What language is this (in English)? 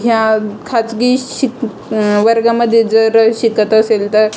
Marathi